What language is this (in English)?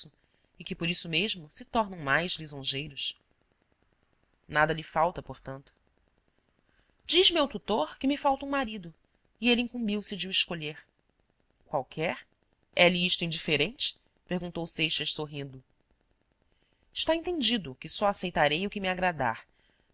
Portuguese